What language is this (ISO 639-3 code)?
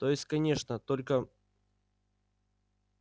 rus